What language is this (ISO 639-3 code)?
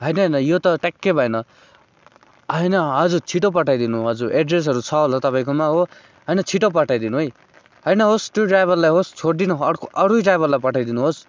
nep